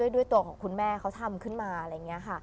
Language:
Thai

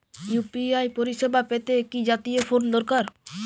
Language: Bangla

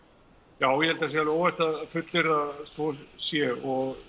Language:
Icelandic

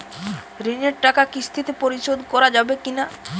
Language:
Bangla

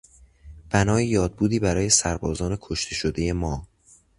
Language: Persian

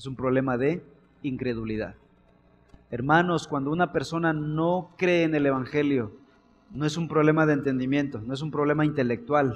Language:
Spanish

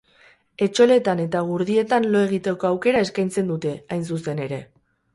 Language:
Basque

